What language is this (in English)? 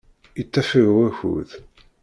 Kabyle